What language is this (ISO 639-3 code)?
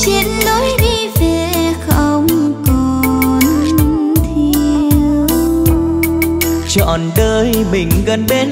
vie